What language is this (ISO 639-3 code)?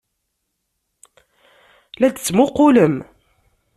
kab